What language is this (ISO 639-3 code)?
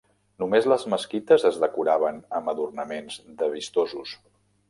cat